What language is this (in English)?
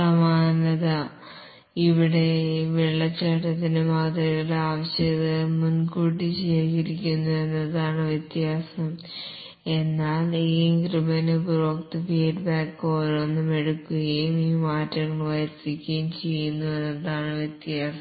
Malayalam